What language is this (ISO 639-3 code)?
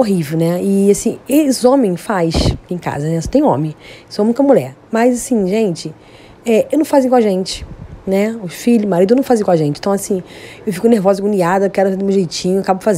por